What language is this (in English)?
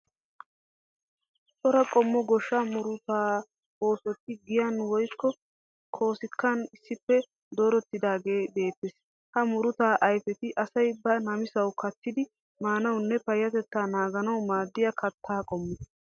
Wolaytta